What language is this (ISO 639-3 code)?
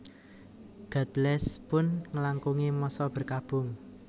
jav